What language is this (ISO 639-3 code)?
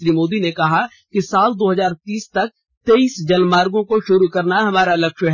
hin